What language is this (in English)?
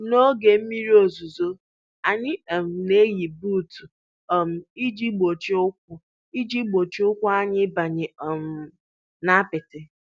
Igbo